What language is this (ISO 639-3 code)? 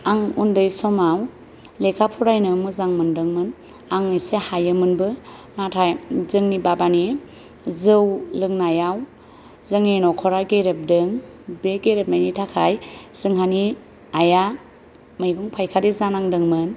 brx